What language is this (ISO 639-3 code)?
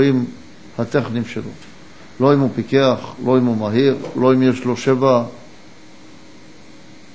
heb